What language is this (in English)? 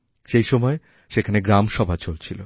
Bangla